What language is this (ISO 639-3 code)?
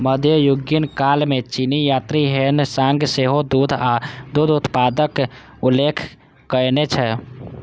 mai